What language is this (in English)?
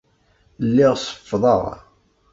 Kabyle